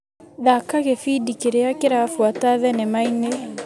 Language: Kikuyu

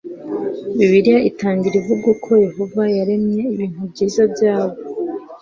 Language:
Kinyarwanda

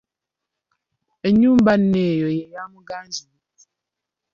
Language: Ganda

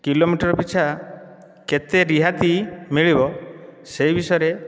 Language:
Odia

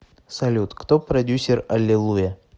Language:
Russian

